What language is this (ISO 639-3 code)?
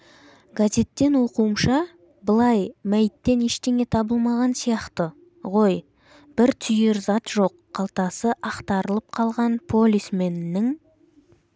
kaz